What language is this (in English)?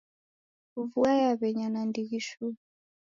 Taita